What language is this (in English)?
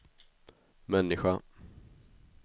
Swedish